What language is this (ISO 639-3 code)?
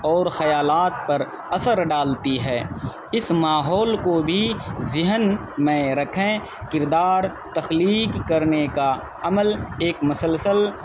urd